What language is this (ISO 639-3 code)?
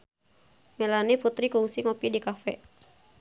sun